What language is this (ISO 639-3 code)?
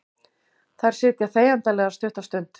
isl